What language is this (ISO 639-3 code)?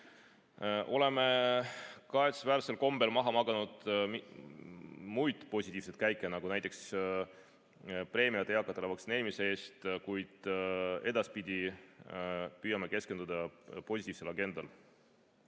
est